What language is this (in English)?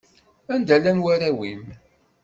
Kabyle